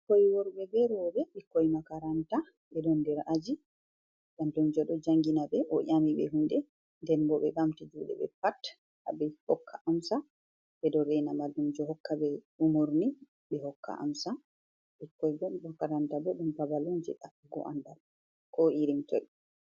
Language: Fula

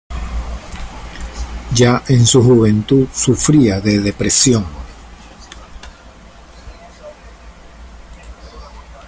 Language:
Spanish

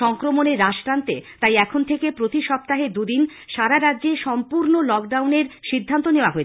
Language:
Bangla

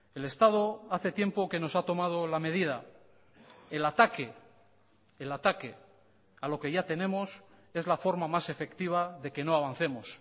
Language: Spanish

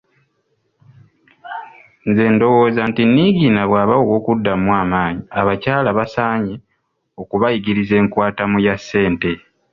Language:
Ganda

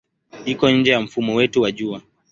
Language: Swahili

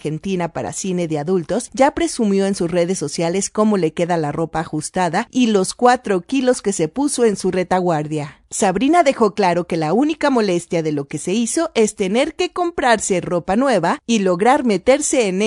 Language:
Spanish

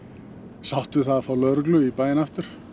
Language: Icelandic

